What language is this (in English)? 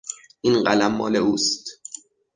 Persian